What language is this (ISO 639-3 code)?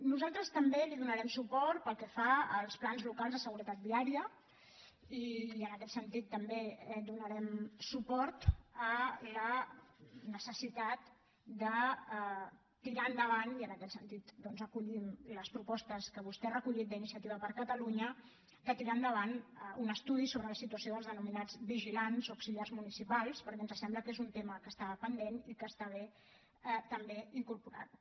cat